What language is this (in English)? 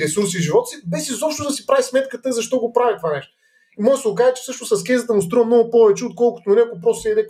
Bulgarian